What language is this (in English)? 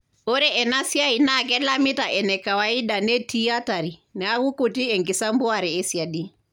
Masai